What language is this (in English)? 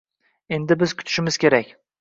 Uzbek